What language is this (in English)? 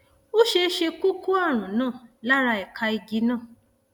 Yoruba